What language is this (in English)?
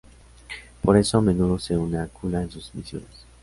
Spanish